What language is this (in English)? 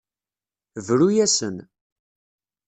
Kabyle